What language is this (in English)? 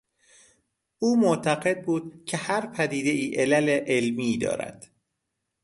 Persian